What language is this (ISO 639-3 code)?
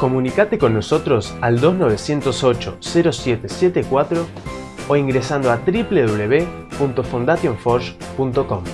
spa